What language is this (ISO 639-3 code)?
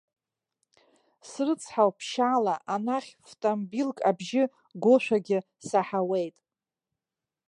abk